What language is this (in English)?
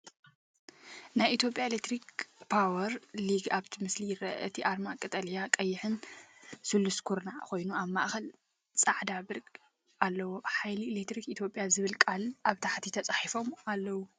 Tigrinya